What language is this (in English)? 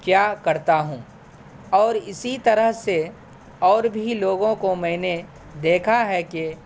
Urdu